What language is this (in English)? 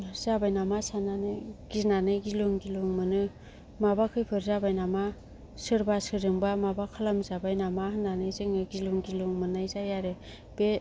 Bodo